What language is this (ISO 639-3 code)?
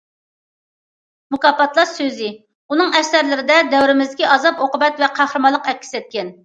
uig